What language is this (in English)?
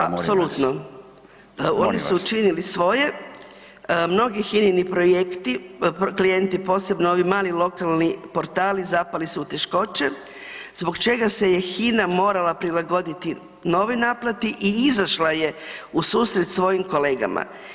Croatian